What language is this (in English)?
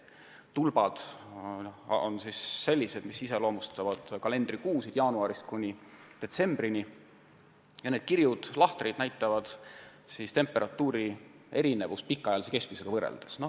Estonian